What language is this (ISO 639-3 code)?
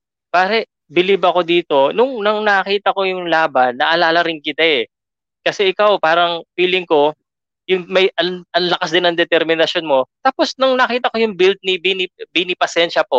fil